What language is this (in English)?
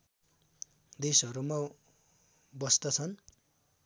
Nepali